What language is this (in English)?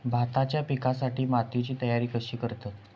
Marathi